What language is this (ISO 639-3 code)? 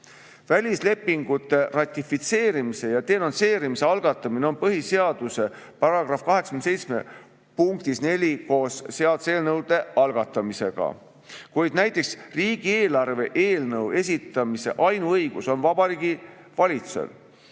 est